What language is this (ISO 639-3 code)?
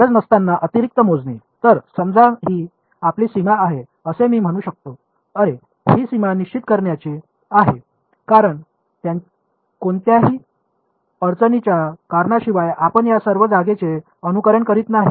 mar